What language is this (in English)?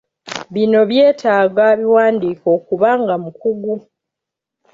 Ganda